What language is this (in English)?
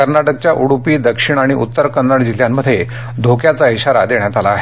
Marathi